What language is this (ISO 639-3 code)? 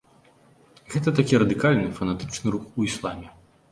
bel